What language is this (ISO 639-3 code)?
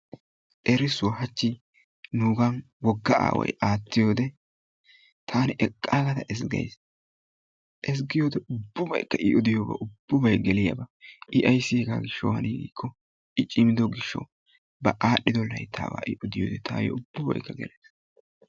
wal